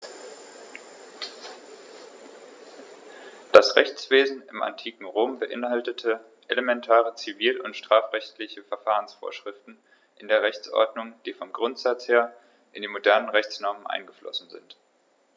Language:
German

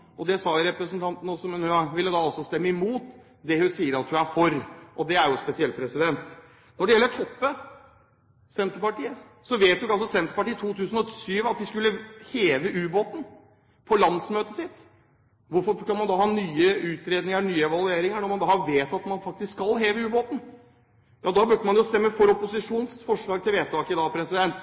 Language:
Norwegian Bokmål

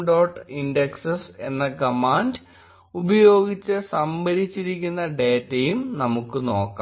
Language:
Malayalam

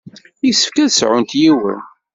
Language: Kabyle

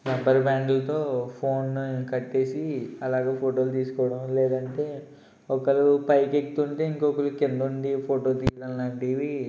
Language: Telugu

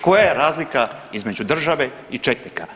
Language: Croatian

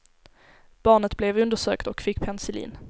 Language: Swedish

